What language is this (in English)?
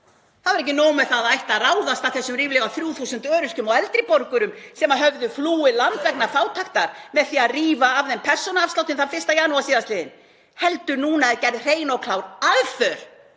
Icelandic